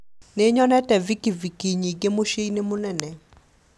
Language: Kikuyu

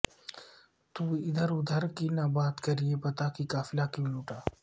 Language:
Urdu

